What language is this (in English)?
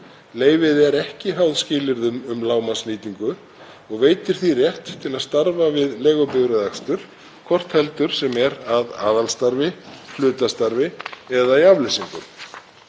Icelandic